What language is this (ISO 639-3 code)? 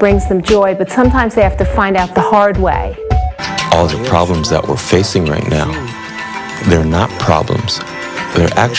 eng